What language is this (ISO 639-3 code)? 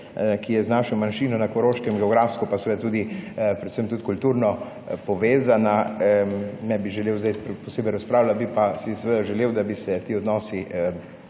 slv